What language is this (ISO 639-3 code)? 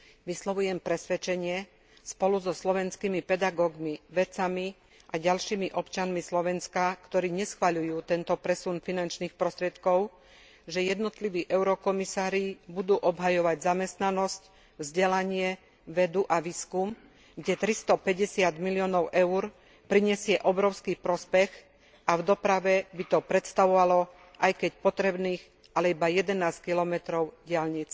slk